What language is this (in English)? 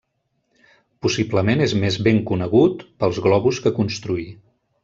Catalan